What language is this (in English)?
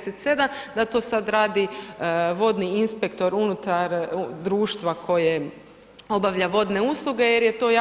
Croatian